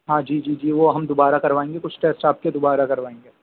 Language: Urdu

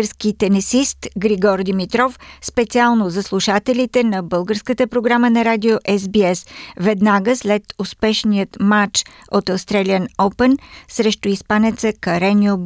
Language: Bulgarian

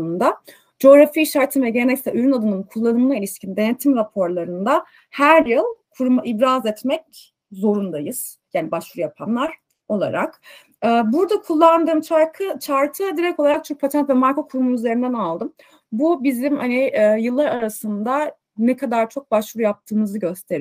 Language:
Turkish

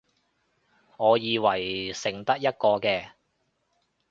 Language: Cantonese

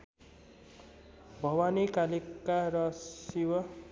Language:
Nepali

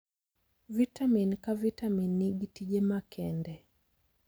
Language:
Luo (Kenya and Tanzania)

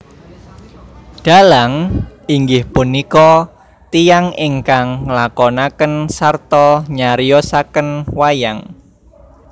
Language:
Javanese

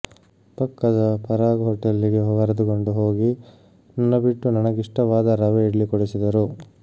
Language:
Kannada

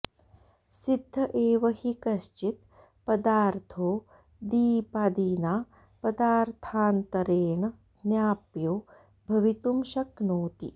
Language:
Sanskrit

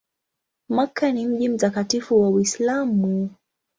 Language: Swahili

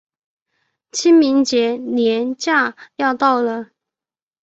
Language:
Chinese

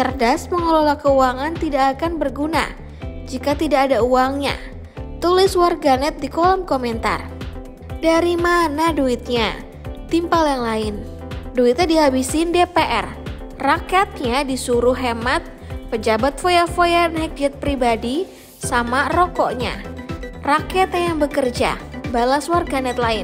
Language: Indonesian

